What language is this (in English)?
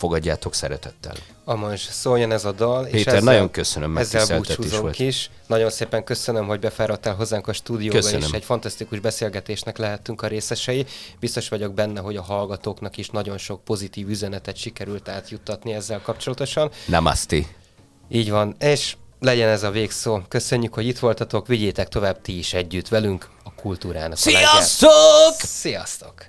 Hungarian